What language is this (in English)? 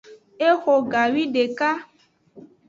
Aja (Benin)